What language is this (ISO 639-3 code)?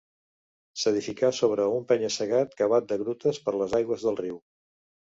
cat